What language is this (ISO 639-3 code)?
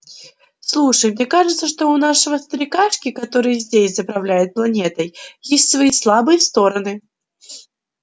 rus